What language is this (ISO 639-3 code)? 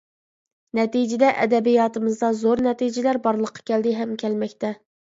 uig